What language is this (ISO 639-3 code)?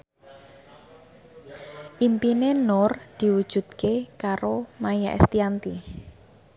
jav